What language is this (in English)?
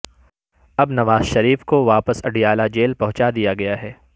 Urdu